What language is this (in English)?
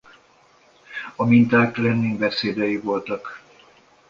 Hungarian